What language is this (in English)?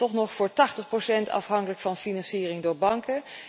Dutch